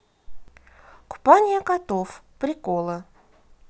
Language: Russian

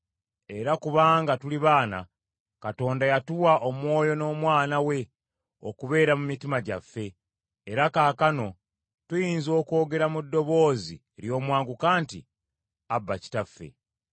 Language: Ganda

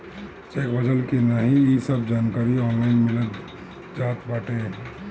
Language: Bhojpuri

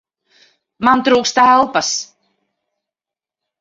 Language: Latvian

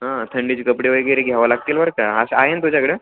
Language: Marathi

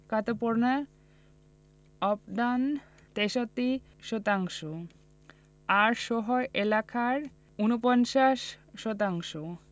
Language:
Bangla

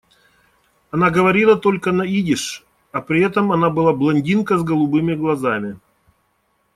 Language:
Russian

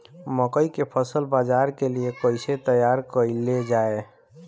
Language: Bhojpuri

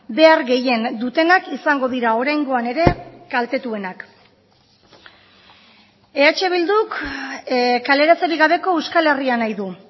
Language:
Basque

